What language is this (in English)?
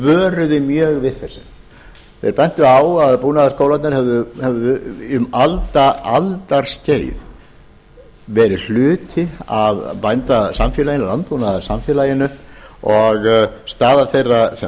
Icelandic